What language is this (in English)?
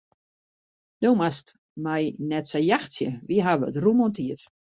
Western Frisian